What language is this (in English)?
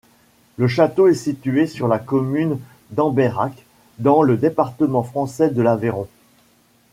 French